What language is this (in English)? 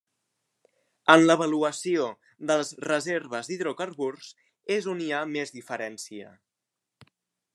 Catalan